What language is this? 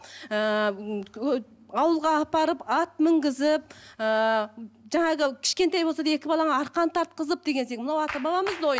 Kazakh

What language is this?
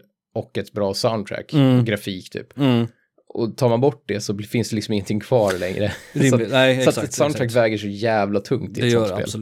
Swedish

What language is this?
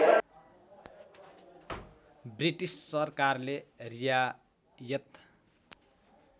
Nepali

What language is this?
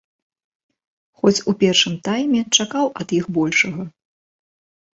Belarusian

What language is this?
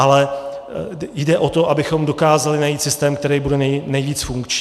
Czech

